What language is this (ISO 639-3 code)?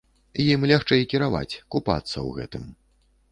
bel